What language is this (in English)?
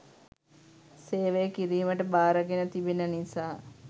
Sinhala